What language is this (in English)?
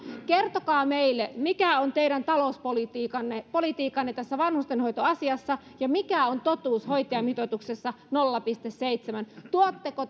Finnish